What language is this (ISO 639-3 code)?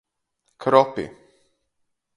ltg